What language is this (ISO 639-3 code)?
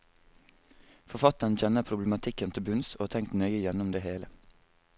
nor